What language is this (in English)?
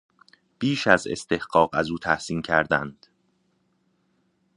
Persian